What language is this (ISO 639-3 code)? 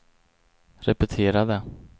swe